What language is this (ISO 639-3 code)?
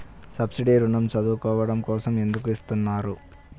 tel